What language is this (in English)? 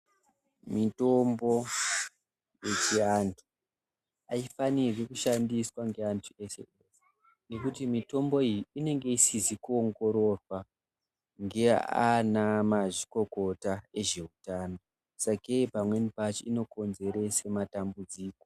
Ndau